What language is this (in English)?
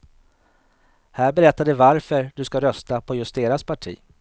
Swedish